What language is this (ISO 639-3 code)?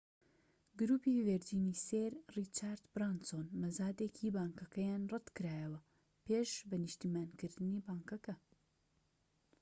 ckb